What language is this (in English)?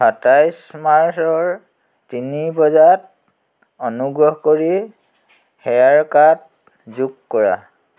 Assamese